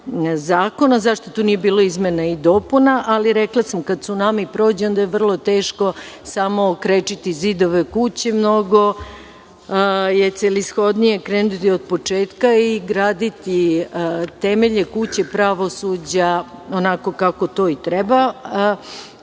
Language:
Serbian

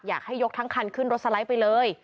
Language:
Thai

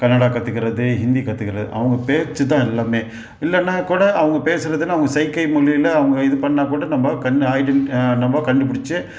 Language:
Tamil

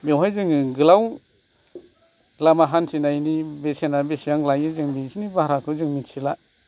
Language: Bodo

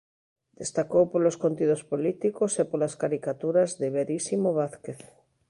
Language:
Galician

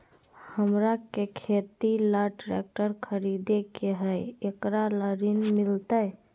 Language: Magahi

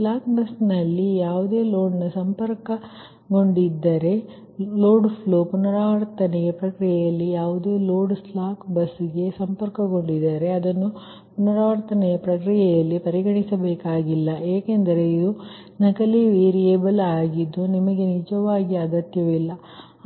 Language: Kannada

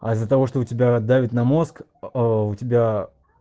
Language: Russian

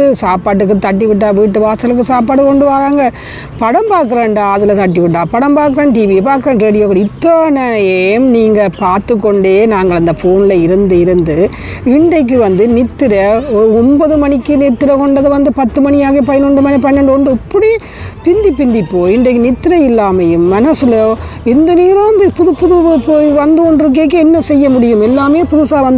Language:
Tamil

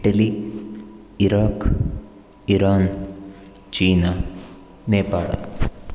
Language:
Sanskrit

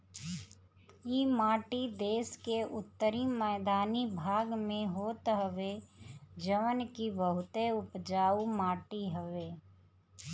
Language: Bhojpuri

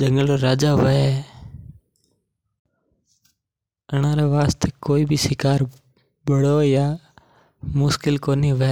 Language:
Mewari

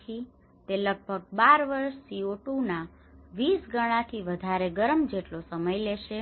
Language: Gujarati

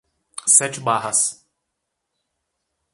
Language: Portuguese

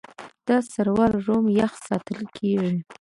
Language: Pashto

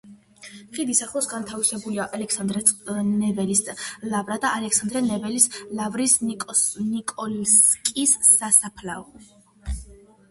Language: Georgian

